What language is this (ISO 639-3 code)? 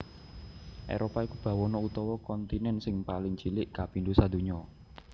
jav